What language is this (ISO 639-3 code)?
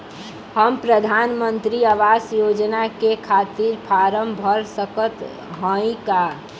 bho